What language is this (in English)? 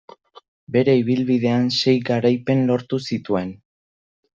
Basque